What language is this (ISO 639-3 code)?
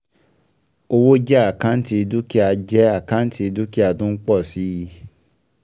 yor